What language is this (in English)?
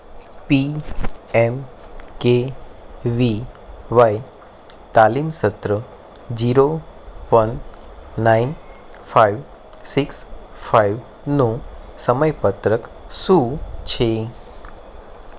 Gujarati